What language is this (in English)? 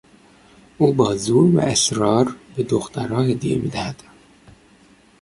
Persian